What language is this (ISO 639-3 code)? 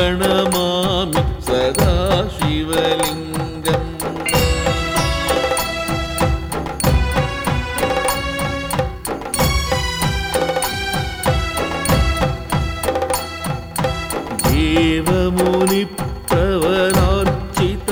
kan